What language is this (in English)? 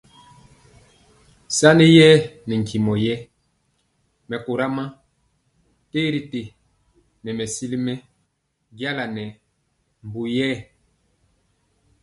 Mpiemo